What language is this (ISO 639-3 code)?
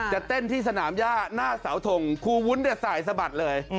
tha